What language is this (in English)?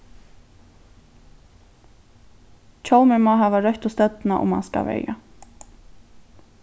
Faroese